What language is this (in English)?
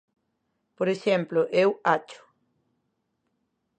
Galician